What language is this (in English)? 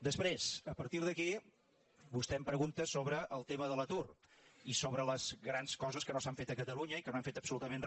Catalan